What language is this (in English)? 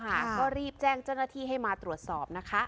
Thai